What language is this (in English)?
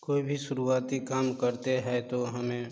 Hindi